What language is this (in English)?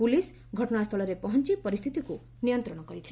Odia